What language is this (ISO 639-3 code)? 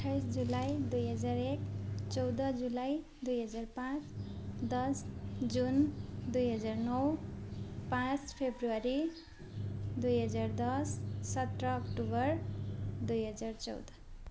nep